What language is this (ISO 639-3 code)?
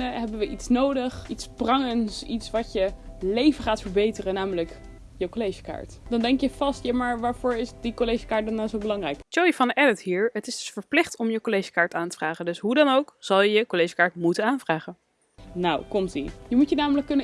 nld